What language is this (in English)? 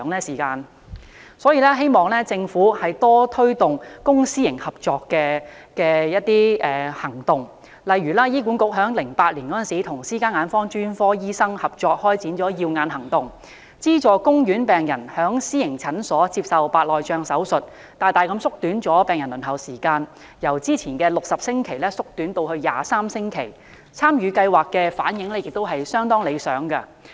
Cantonese